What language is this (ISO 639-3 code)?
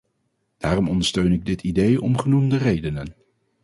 nld